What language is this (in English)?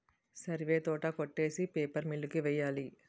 Telugu